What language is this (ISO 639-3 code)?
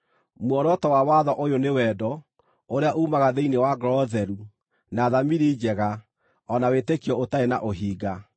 kik